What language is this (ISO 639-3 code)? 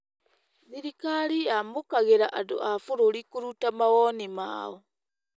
kik